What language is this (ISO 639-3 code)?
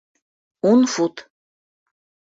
bak